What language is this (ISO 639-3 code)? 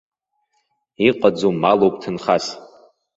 abk